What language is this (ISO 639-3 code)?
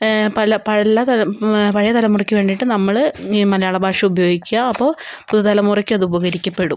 mal